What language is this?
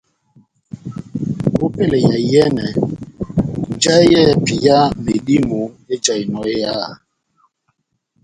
Batanga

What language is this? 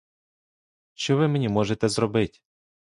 Ukrainian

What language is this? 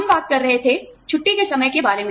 Hindi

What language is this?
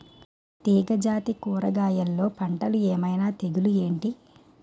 Telugu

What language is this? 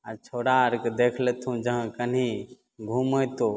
Maithili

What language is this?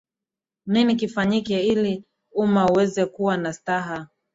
Swahili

